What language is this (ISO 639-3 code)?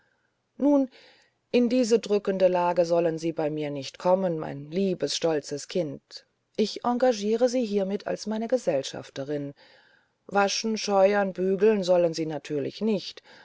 deu